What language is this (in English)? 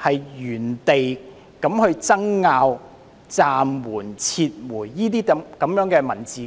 Cantonese